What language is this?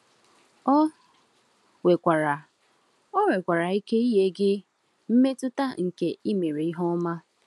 Igbo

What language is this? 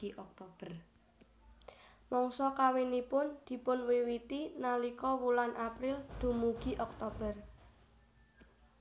Javanese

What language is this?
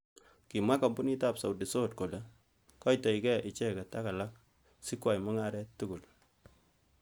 Kalenjin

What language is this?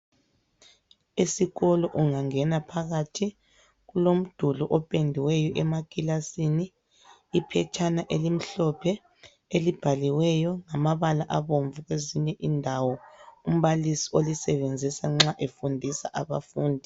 North Ndebele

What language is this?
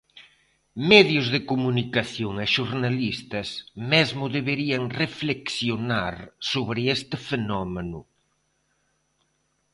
Galician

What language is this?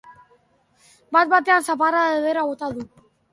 Basque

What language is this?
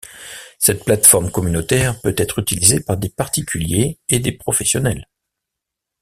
French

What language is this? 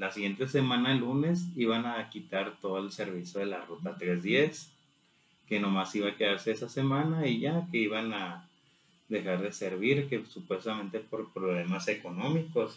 Spanish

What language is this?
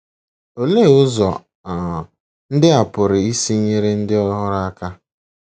Igbo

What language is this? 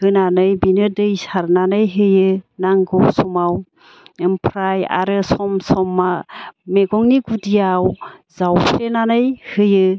Bodo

